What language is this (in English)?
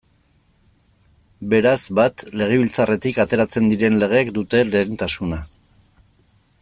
Basque